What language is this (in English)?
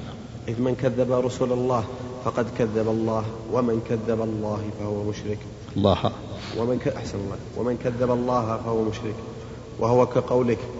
Arabic